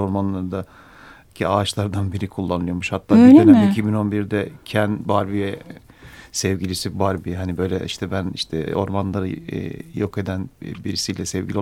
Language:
Turkish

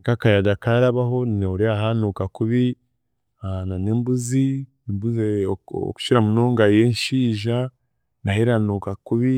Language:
Chiga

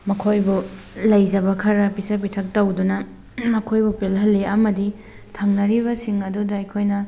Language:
Manipuri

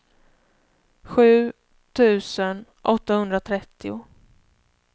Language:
Swedish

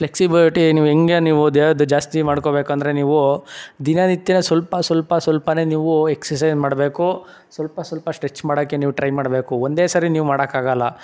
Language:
Kannada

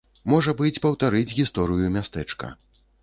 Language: Belarusian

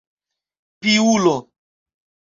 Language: Esperanto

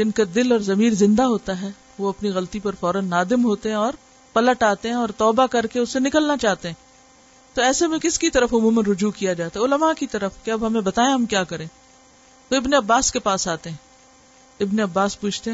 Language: Urdu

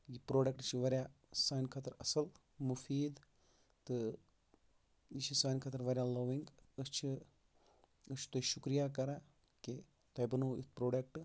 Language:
Kashmiri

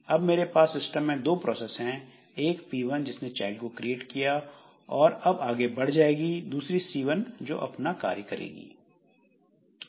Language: Hindi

